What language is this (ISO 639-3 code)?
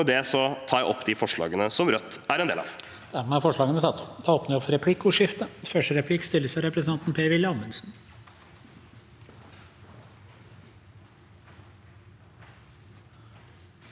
nor